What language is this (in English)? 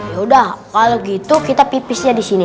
Indonesian